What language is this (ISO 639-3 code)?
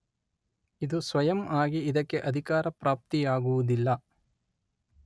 kan